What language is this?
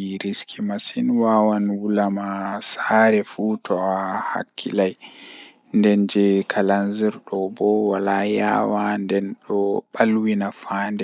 Fula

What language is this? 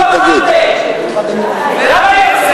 Hebrew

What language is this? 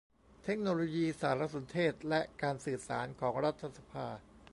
Thai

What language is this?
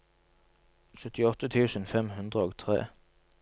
Norwegian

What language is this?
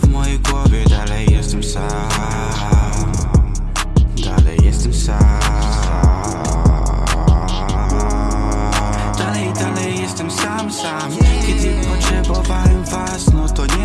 Polish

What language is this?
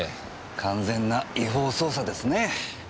Japanese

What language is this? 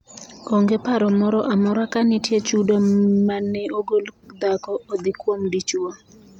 Luo (Kenya and Tanzania)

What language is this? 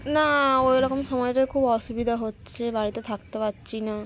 Bangla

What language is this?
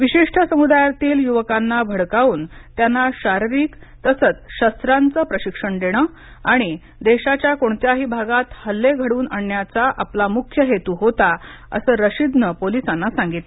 Marathi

